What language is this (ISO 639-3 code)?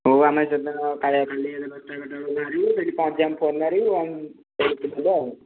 ori